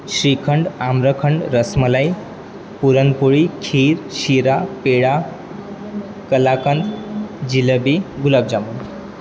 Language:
Marathi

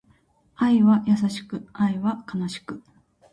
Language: Japanese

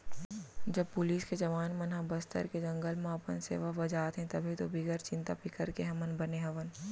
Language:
Chhattisgarhi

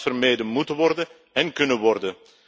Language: Dutch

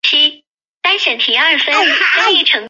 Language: Chinese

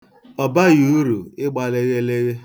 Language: Igbo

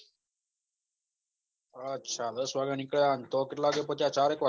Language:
Gujarati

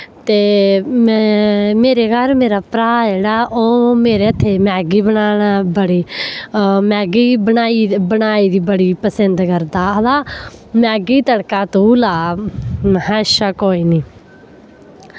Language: Dogri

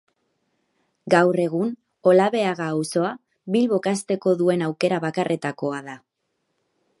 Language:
Basque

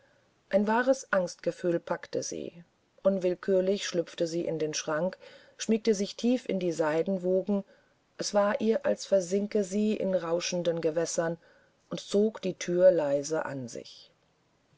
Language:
German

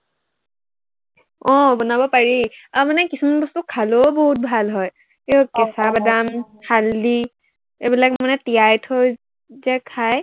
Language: Assamese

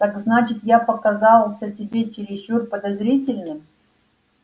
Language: Russian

